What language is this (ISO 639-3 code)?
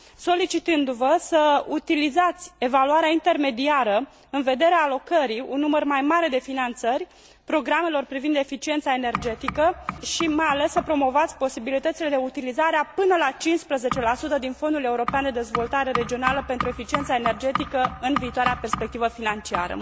ron